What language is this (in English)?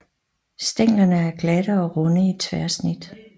Danish